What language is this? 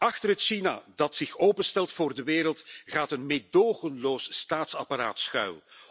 Dutch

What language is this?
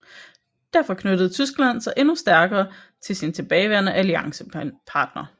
Danish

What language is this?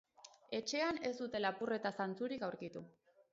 Basque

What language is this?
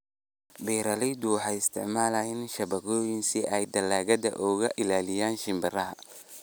Somali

